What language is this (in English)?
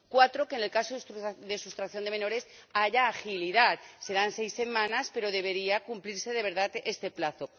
Spanish